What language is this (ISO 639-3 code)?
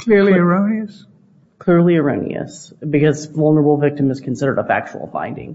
eng